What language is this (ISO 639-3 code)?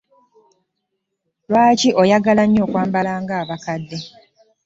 lug